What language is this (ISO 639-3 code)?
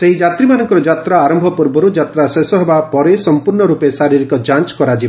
ori